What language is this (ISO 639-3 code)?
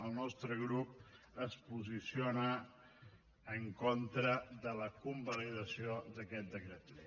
cat